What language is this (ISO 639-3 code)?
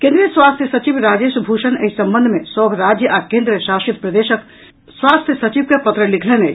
mai